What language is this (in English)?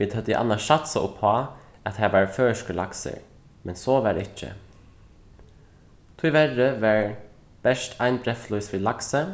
Faroese